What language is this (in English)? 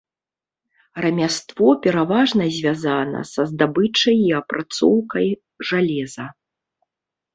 Belarusian